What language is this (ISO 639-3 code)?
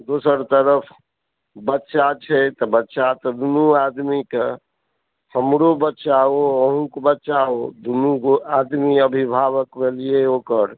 mai